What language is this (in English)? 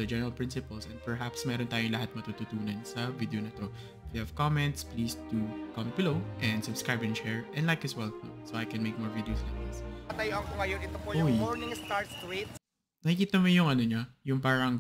Filipino